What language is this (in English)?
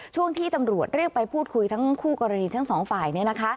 Thai